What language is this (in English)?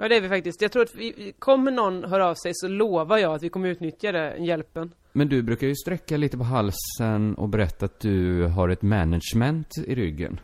Swedish